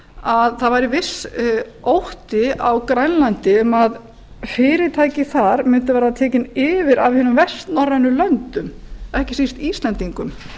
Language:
Icelandic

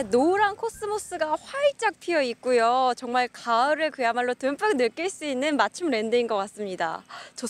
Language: Korean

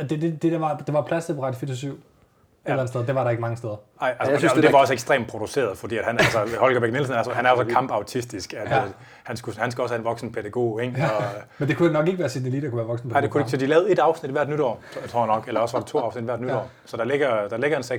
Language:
Danish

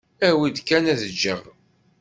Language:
Kabyle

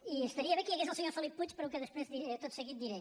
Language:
Catalan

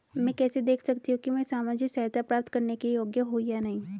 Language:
Hindi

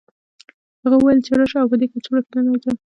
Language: Pashto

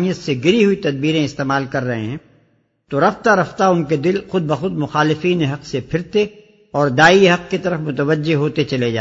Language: Urdu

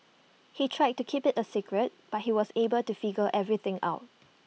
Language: English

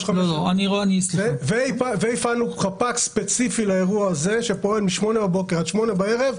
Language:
Hebrew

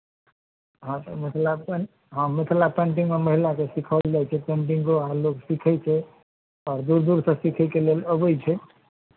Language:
Maithili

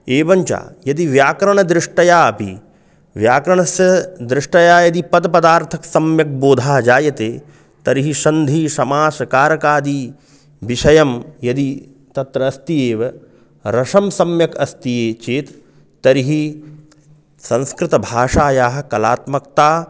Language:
Sanskrit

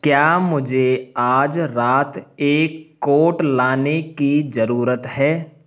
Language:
Hindi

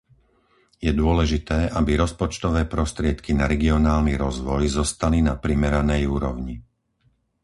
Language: Slovak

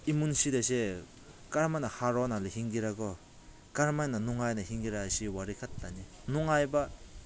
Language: Manipuri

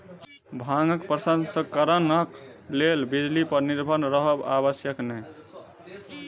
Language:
Maithili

